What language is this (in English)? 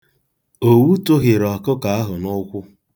Igbo